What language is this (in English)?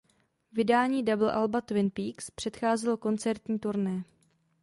Czech